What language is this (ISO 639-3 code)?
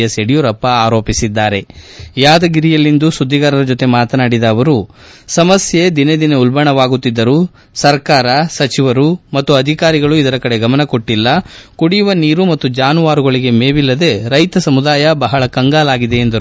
kan